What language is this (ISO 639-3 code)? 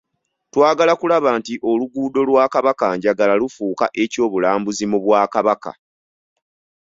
lug